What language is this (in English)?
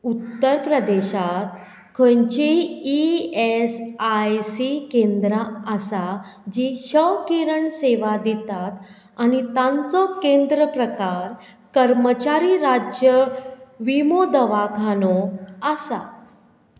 Konkani